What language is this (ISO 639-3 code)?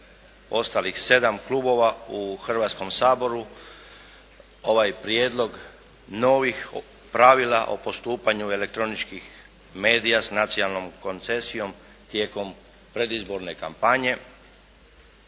hrv